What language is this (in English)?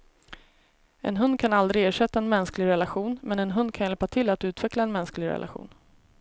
Swedish